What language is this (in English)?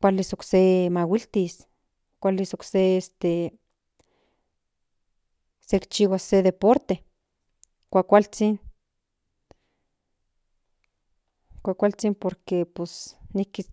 Central Nahuatl